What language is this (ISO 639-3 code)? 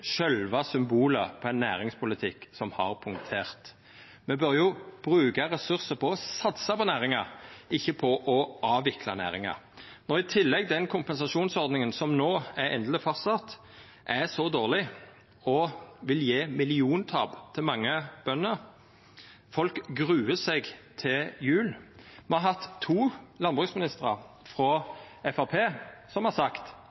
nno